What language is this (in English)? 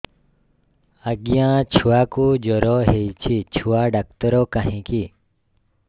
Odia